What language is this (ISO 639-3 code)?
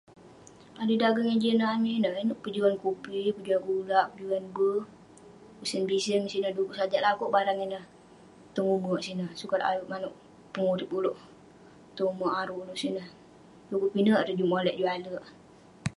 pne